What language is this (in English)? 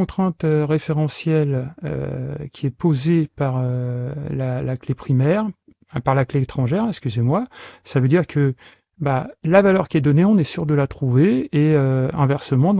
French